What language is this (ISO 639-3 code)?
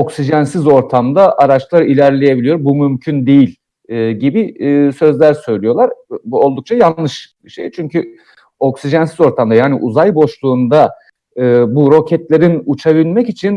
tur